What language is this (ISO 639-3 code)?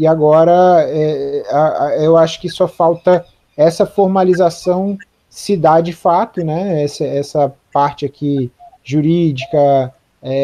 por